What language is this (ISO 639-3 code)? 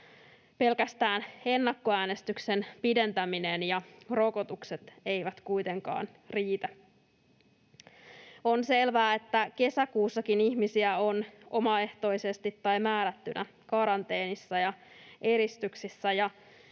fin